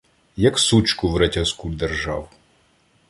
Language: Ukrainian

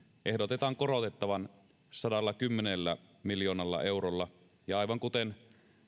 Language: Finnish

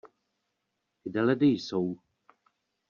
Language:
Czech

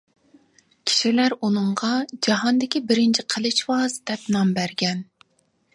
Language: Uyghur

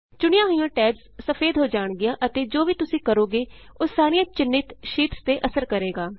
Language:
Punjabi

